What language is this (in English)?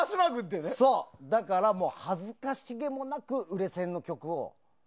Japanese